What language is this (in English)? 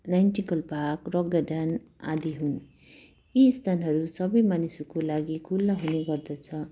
Nepali